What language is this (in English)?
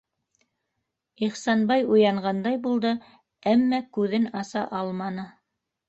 Bashkir